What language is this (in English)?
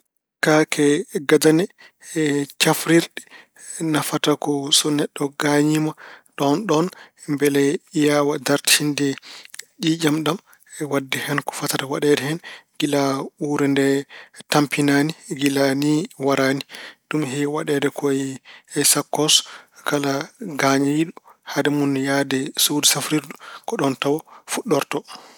Fula